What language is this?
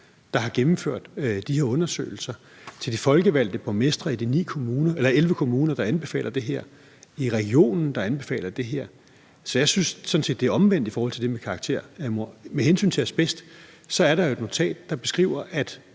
Danish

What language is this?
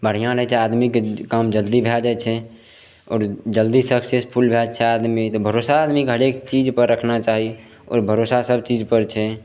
Maithili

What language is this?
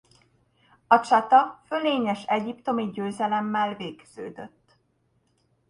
Hungarian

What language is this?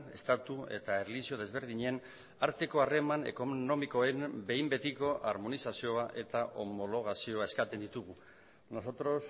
Basque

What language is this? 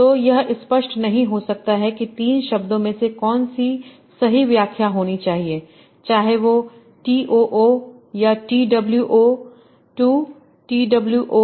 Hindi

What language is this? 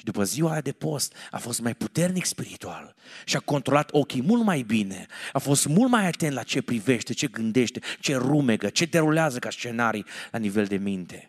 Romanian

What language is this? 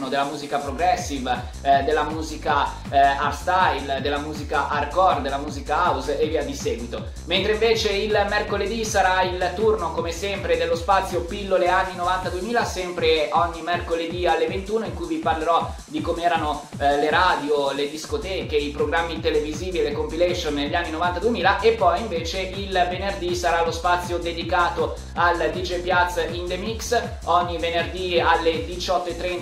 Italian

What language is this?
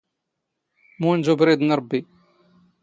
Standard Moroccan Tamazight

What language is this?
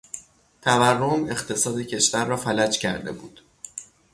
Persian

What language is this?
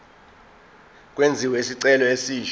Zulu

